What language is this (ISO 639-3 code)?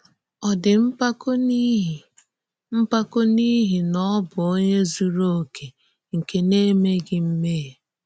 ibo